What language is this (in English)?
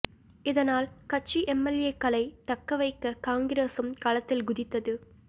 Tamil